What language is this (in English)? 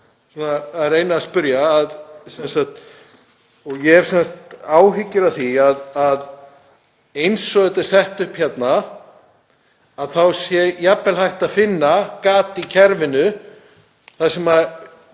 Icelandic